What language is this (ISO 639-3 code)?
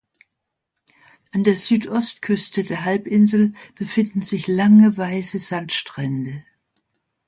deu